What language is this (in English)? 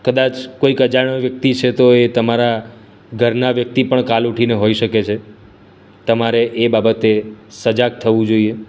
Gujarati